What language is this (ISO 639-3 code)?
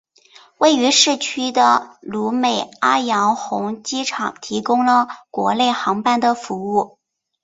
zho